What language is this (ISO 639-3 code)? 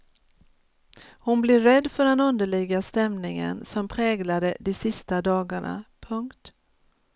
swe